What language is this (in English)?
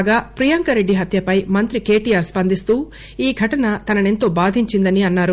Telugu